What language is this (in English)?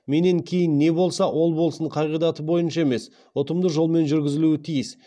Kazakh